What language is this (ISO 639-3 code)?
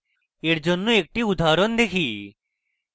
ben